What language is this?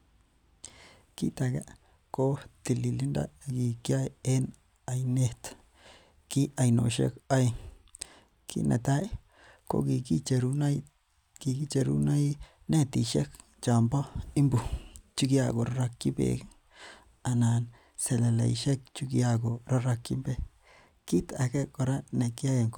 Kalenjin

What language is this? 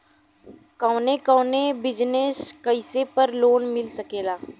Bhojpuri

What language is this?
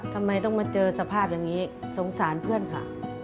Thai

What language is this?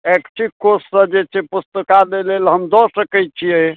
Maithili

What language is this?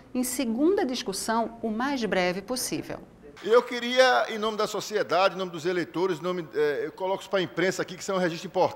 Portuguese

